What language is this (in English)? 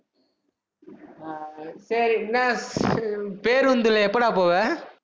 Tamil